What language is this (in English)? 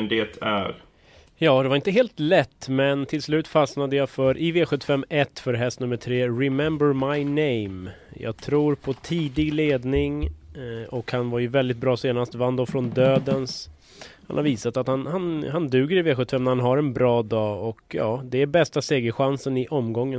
Swedish